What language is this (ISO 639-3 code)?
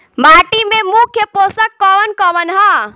bho